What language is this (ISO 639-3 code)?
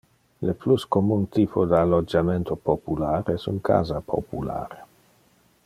ina